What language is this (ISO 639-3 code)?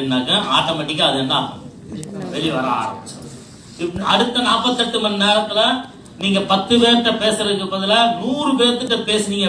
tam